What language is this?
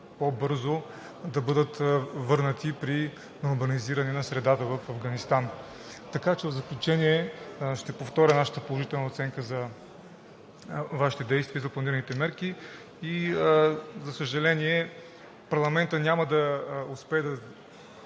Bulgarian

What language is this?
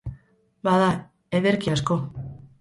Basque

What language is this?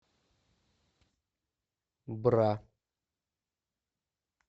Russian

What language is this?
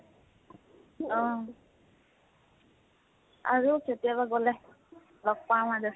Assamese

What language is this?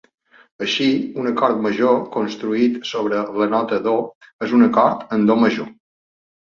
Catalan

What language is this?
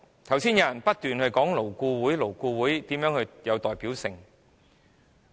Cantonese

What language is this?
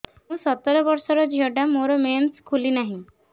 Odia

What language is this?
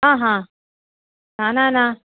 Sanskrit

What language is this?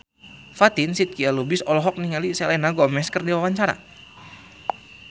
Sundanese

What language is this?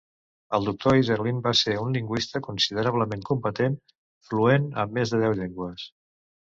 Catalan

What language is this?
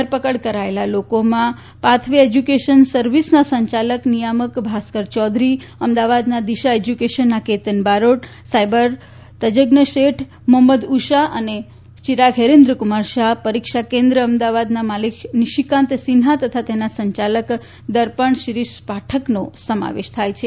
Gujarati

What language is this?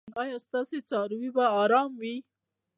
Pashto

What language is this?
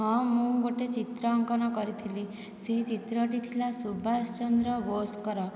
Odia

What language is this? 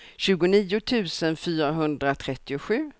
Swedish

